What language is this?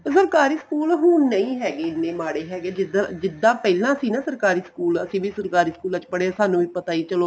Punjabi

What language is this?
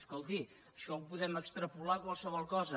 Catalan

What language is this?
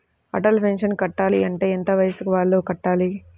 Telugu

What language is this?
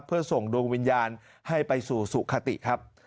Thai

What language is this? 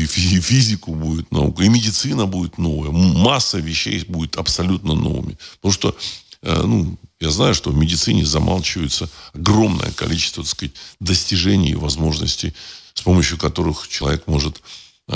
Russian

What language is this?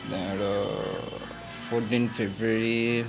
Nepali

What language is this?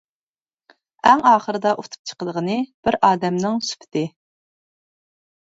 Uyghur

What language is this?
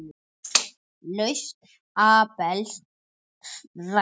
Icelandic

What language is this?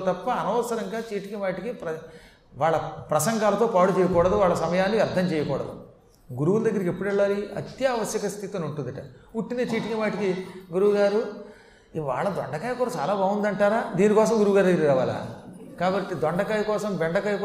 Telugu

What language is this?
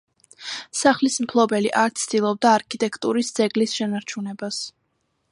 Georgian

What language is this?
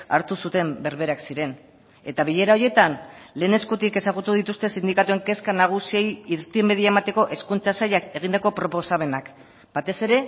Basque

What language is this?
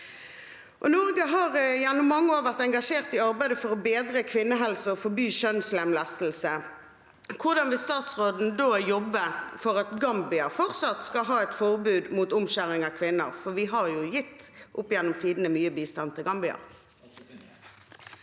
Norwegian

